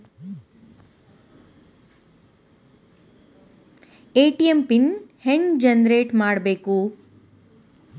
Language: Kannada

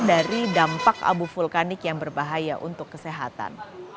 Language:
Indonesian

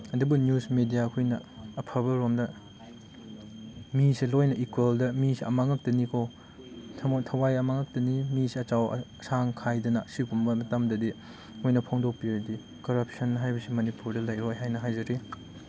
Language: Manipuri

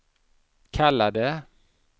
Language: Swedish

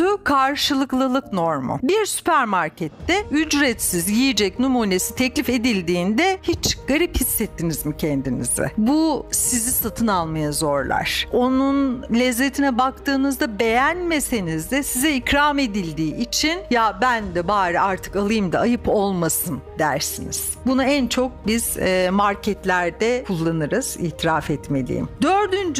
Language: Turkish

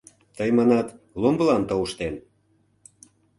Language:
Mari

